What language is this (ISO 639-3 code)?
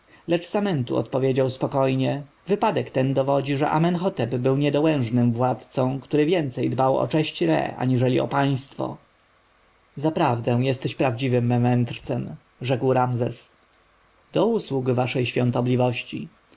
pol